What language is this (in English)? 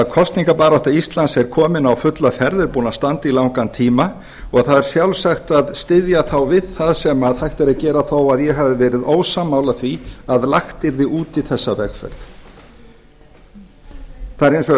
Icelandic